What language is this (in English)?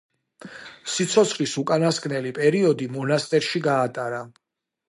Georgian